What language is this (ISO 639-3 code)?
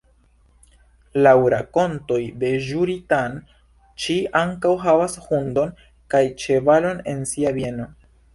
epo